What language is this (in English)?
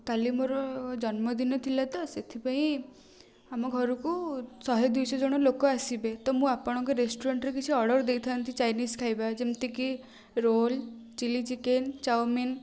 Odia